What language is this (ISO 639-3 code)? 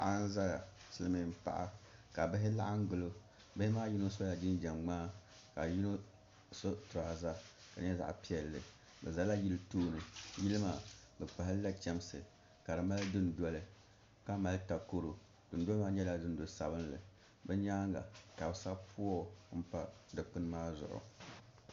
dag